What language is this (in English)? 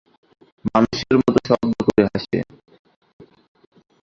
Bangla